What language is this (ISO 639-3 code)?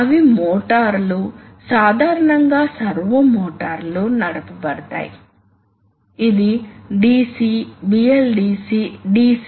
tel